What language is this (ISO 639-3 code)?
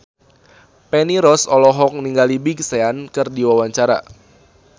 sun